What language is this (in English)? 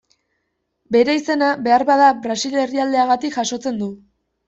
Basque